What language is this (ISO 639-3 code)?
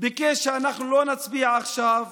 heb